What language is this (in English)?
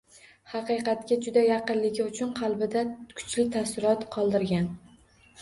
Uzbek